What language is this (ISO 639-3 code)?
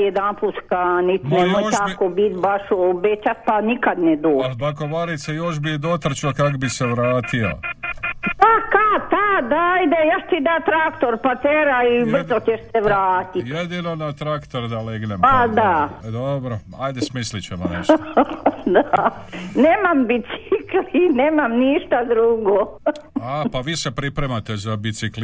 hrv